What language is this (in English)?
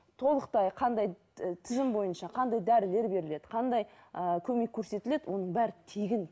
Kazakh